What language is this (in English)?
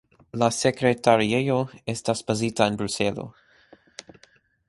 Esperanto